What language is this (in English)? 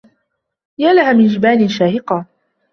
Arabic